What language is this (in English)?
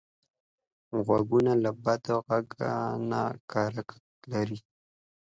Pashto